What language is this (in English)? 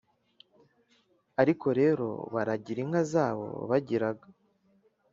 Kinyarwanda